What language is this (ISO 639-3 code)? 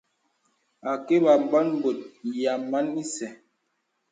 beb